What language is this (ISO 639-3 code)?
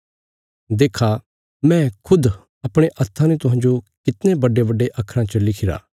kfs